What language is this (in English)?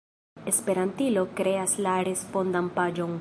Esperanto